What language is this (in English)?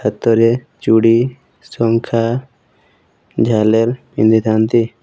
Odia